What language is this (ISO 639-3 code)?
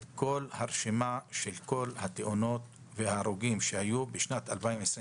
heb